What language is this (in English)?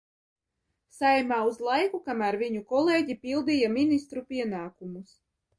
Latvian